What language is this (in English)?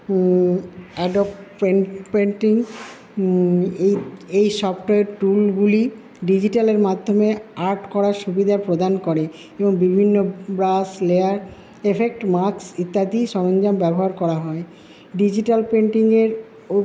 Bangla